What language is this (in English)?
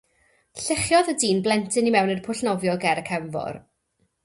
Welsh